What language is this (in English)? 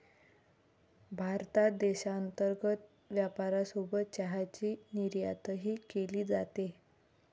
Marathi